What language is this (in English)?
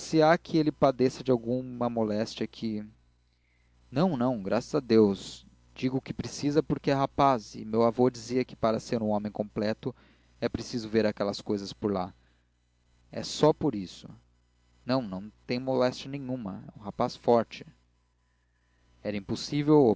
Portuguese